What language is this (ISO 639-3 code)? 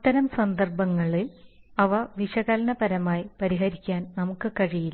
mal